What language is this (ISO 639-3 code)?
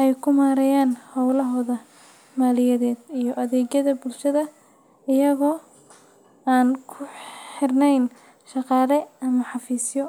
som